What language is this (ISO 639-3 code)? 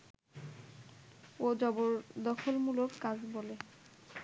ben